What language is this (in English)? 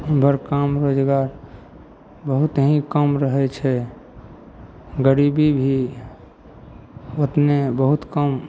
Maithili